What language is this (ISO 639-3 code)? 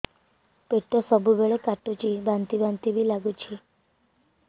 ori